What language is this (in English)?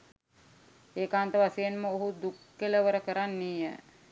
Sinhala